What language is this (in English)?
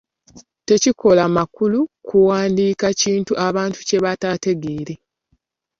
Ganda